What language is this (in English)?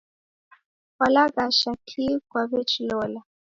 Taita